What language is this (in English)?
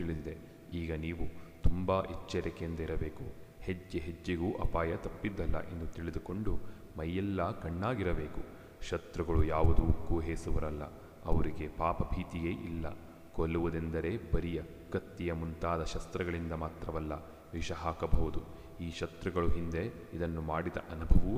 Kannada